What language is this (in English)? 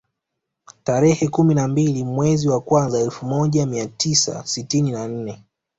Swahili